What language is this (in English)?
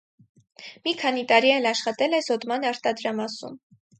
Armenian